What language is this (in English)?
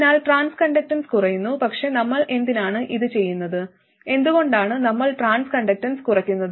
Malayalam